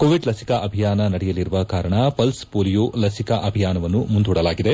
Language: Kannada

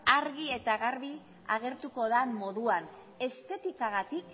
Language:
Basque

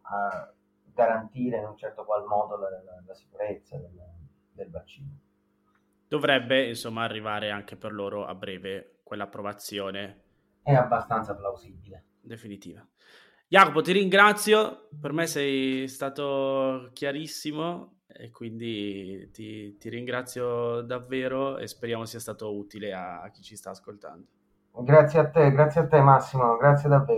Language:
Italian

